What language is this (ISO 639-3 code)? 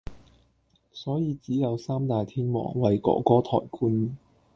yue